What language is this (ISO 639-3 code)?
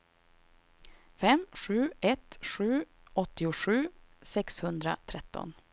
swe